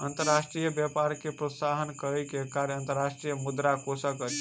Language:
Maithili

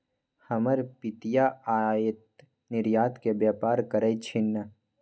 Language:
Magahi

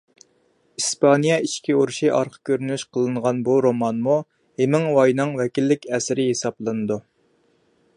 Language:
Uyghur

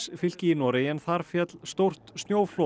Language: Icelandic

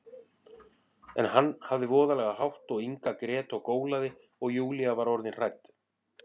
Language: Icelandic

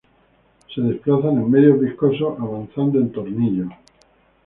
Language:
Spanish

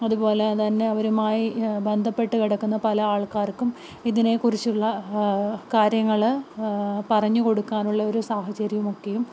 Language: Malayalam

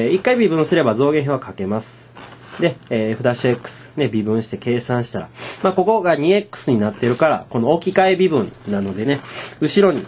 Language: Japanese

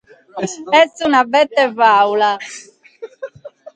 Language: Sardinian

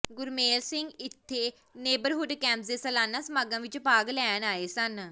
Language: Punjabi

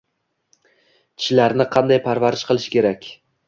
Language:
Uzbek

